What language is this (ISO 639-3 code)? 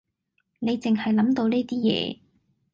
yue